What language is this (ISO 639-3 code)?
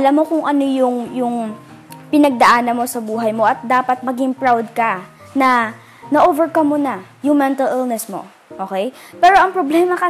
fil